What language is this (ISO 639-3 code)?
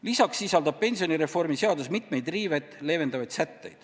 est